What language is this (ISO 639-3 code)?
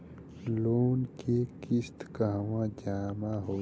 bho